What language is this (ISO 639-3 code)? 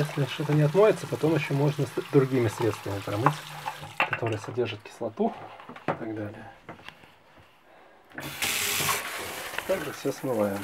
rus